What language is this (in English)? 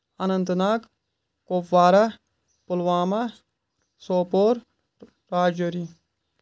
Kashmiri